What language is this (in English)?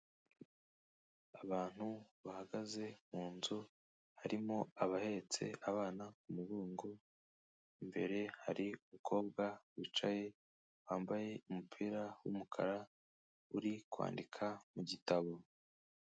Kinyarwanda